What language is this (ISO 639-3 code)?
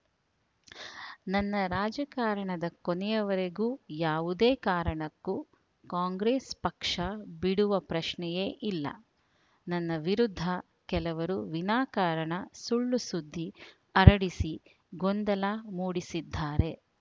kan